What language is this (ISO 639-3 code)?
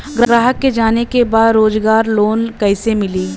bho